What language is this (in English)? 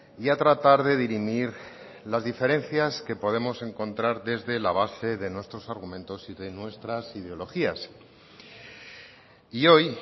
Spanish